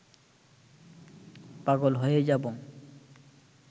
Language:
Bangla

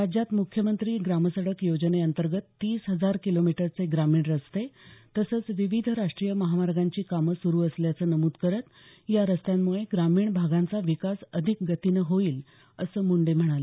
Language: Marathi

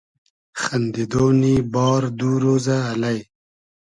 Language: Hazaragi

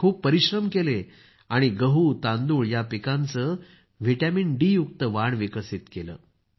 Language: Marathi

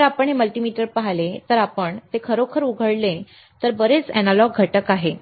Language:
Marathi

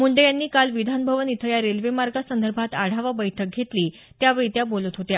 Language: Marathi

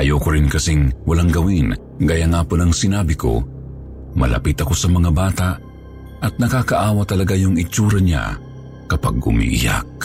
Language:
Filipino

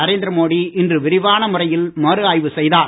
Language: Tamil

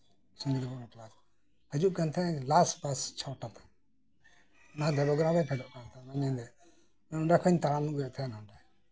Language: Santali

